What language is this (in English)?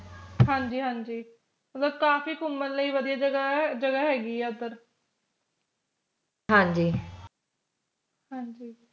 Punjabi